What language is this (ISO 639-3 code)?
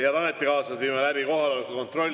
est